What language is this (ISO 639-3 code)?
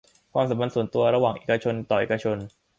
tha